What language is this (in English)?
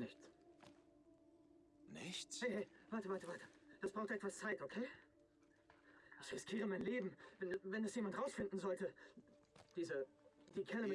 German